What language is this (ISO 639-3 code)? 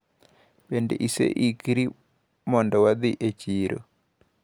luo